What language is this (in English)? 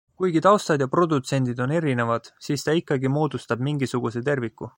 Estonian